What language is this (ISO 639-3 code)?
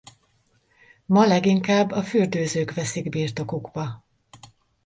hun